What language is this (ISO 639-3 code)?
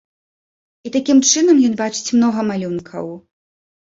bel